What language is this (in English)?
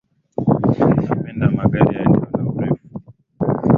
Swahili